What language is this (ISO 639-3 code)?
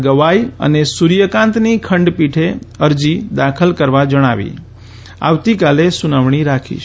guj